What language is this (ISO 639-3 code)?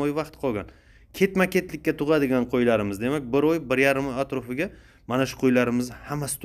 tur